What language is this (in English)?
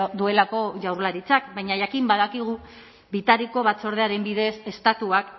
Basque